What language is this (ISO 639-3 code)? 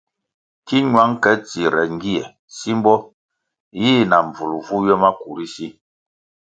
nmg